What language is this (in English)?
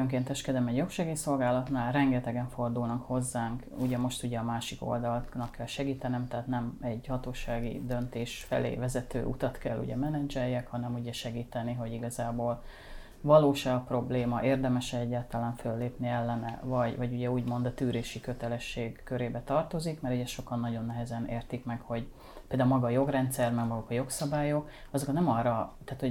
Hungarian